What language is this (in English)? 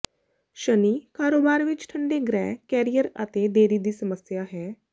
Punjabi